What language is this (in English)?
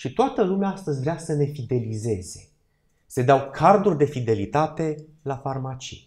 Romanian